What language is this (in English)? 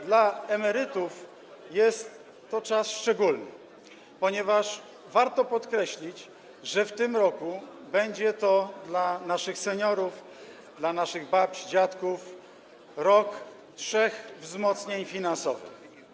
Polish